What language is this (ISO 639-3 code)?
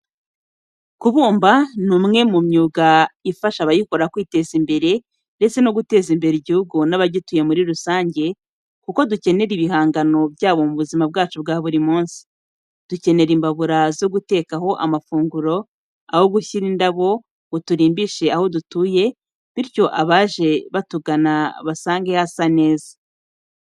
kin